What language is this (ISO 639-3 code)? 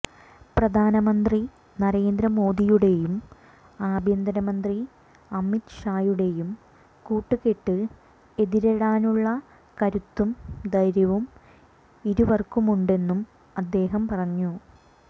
mal